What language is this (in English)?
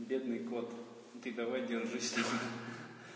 Russian